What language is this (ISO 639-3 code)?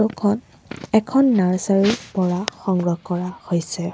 asm